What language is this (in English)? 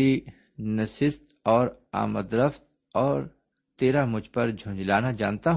Urdu